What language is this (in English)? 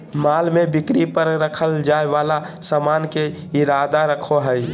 Magahi